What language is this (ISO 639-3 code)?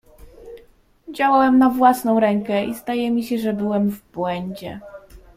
pol